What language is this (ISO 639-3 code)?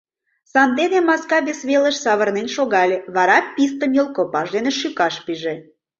chm